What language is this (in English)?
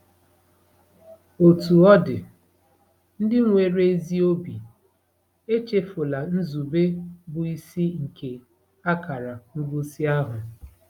Igbo